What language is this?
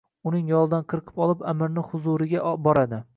Uzbek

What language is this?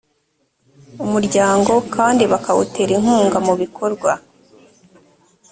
Kinyarwanda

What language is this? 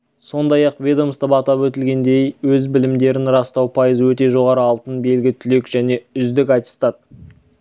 Kazakh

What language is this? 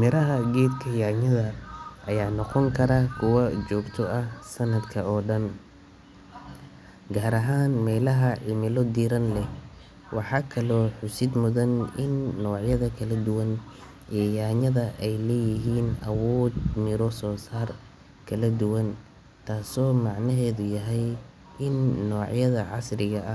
Somali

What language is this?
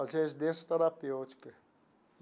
Portuguese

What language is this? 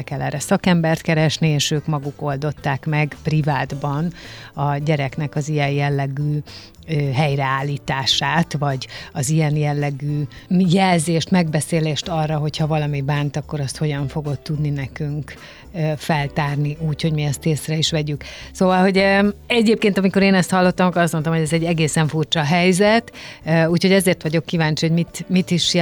Hungarian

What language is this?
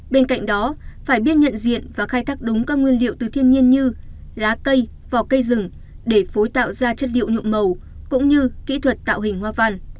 Vietnamese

